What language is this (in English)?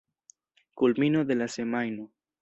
Esperanto